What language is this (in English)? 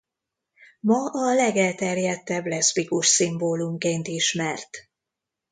Hungarian